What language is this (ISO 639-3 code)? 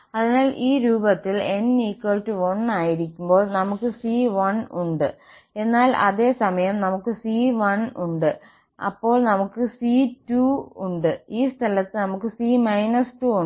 mal